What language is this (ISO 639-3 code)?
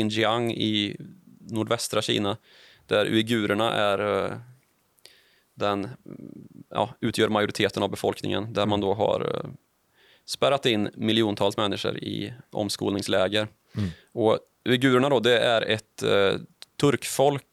swe